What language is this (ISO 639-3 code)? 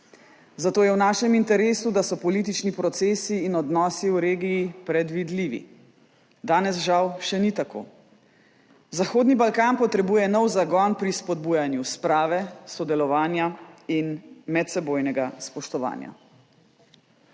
slv